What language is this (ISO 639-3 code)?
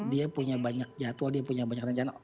ind